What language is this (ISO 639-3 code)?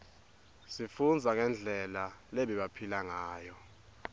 ssw